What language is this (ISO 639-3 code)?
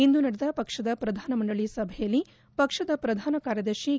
kan